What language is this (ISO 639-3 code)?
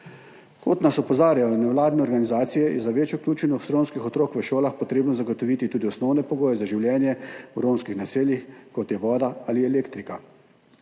slv